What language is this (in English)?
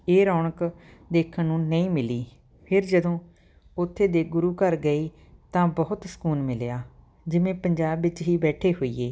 Punjabi